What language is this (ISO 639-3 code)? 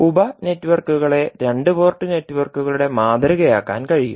mal